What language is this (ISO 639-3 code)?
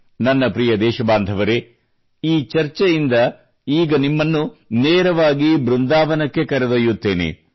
kan